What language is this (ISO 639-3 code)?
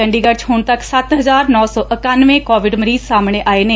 pan